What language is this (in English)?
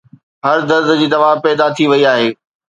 Sindhi